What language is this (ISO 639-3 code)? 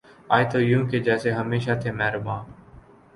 urd